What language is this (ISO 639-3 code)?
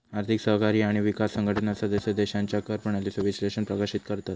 mar